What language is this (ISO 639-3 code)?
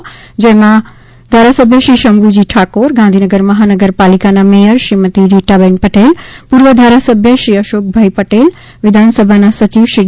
guj